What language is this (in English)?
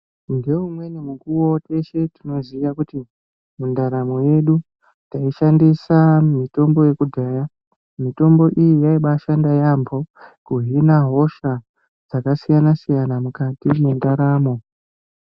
Ndau